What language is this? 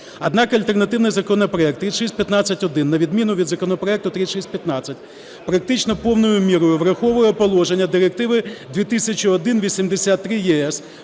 Ukrainian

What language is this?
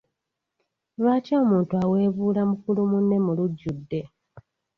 Ganda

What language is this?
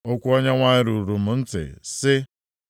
Igbo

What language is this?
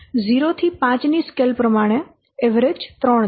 Gujarati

